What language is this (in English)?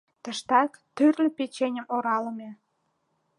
Mari